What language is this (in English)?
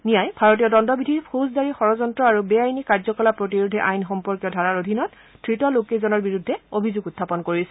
Assamese